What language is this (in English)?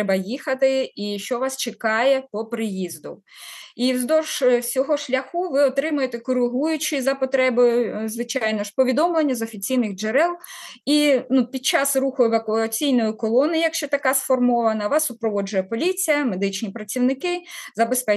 Ukrainian